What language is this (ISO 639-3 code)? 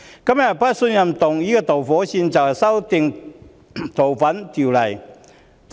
yue